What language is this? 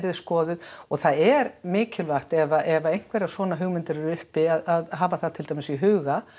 Icelandic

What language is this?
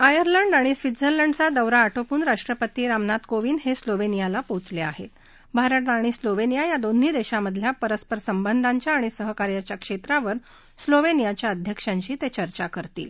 Marathi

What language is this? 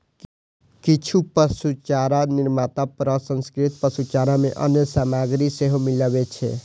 Maithili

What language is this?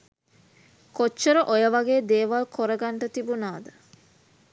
Sinhala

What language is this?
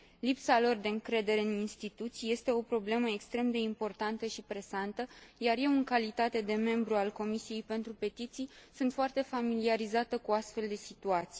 Romanian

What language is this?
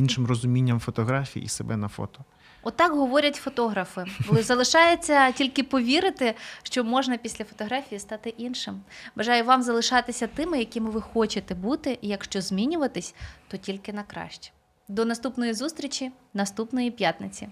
Ukrainian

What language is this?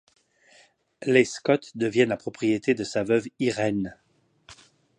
French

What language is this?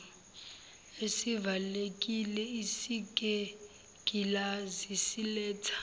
Zulu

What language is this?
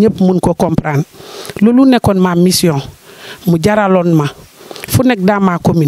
French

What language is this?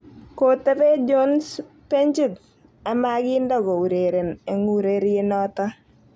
Kalenjin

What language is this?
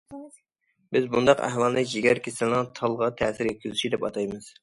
Uyghur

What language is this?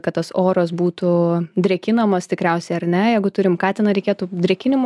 Lithuanian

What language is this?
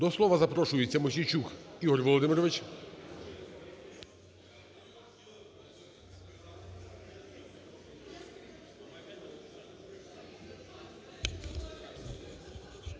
Ukrainian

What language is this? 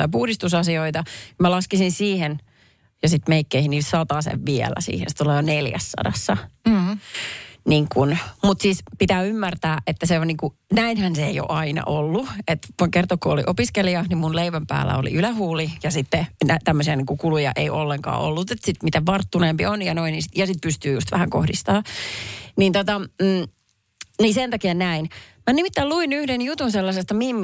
Finnish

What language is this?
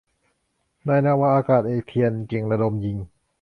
Thai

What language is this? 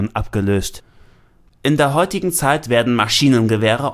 German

